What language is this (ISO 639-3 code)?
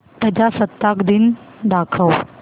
mar